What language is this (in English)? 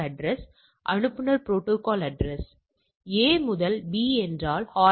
Tamil